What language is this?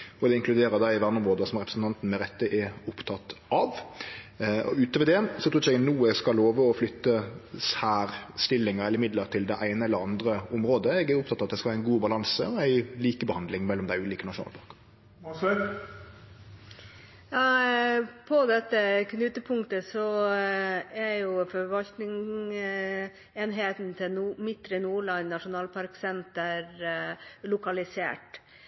Norwegian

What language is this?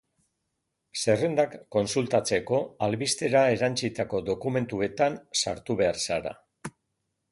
Basque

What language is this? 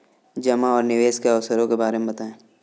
Hindi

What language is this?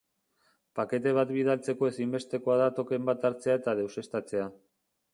Basque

